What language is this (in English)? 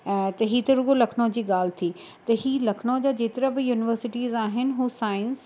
Sindhi